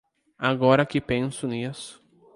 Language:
Portuguese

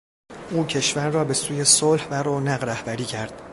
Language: Persian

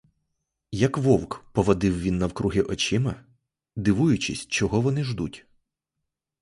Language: Ukrainian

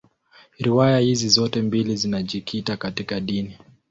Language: Swahili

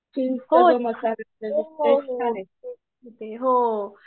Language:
Marathi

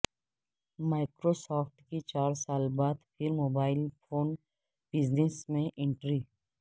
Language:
Urdu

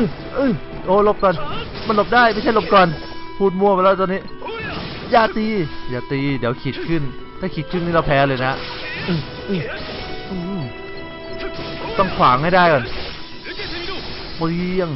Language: Thai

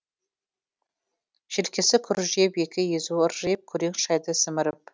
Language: Kazakh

